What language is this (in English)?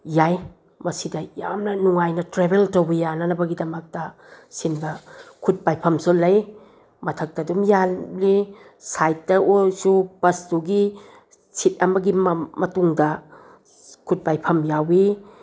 Manipuri